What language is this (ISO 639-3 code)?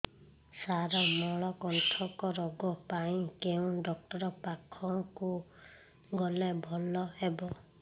ori